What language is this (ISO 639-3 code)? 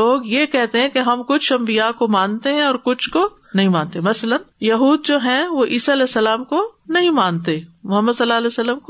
urd